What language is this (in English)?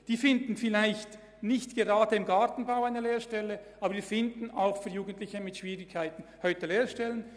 Swiss German